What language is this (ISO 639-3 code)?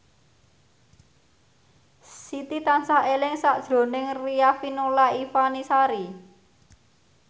jav